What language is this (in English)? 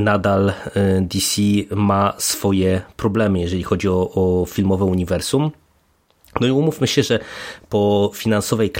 Polish